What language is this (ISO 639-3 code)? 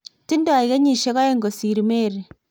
kln